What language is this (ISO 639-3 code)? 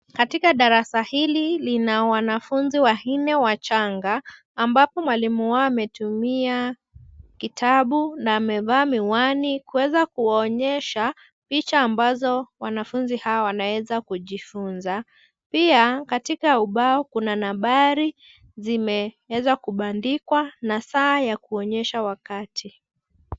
swa